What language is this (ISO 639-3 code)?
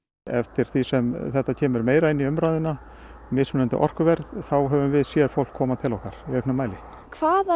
isl